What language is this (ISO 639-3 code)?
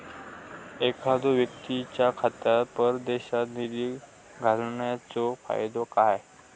mar